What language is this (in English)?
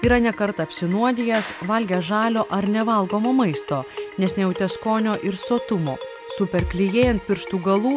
Lithuanian